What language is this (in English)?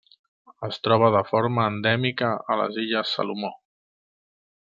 Catalan